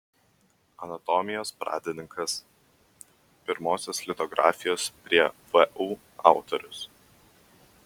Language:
Lithuanian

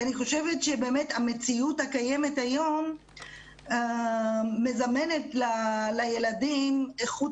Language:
Hebrew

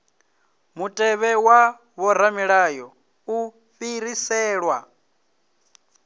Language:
Venda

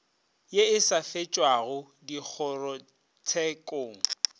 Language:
Northern Sotho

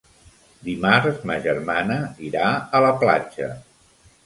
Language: Catalan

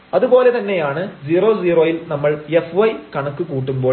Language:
Malayalam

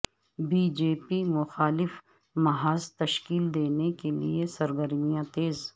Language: Urdu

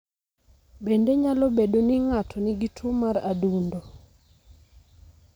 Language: Luo (Kenya and Tanzania)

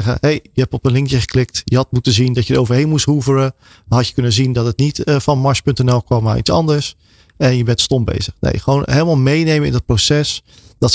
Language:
Dutch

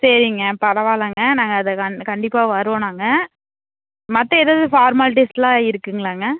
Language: Tamil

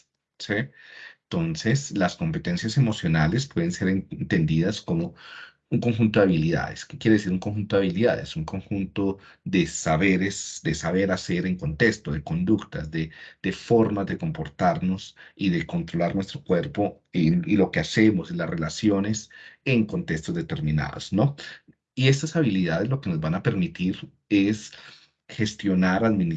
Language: Spanish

